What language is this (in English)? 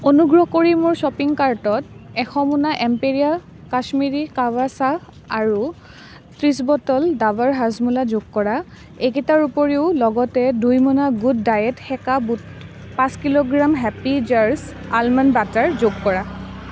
Assamese